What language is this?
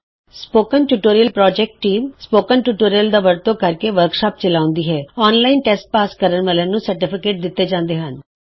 Punjabi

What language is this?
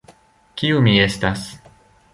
Esperanto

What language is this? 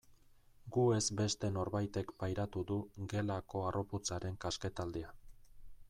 Basque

